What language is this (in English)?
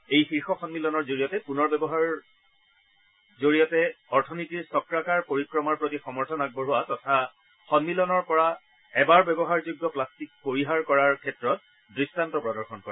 Assamese